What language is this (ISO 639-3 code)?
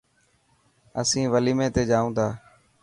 mki